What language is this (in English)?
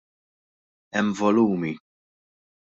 Maltese